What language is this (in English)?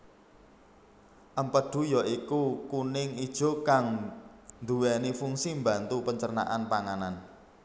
Javanese